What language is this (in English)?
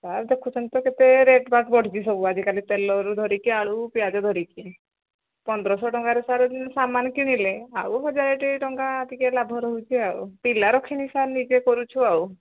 Odia